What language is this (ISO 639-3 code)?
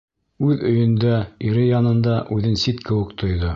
bak